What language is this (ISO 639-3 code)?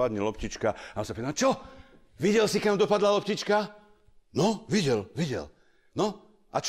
slk